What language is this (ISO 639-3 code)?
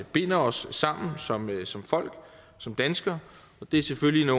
dan